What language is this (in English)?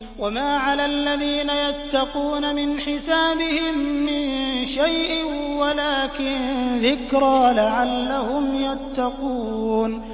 Arabic